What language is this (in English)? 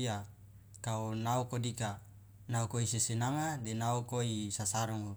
Loloda